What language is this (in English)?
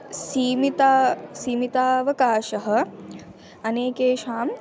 Sanskrit